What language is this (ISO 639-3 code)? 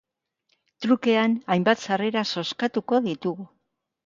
eus